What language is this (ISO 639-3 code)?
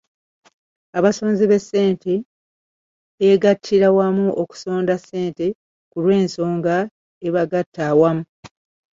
lug